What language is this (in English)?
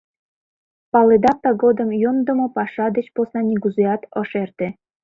Mari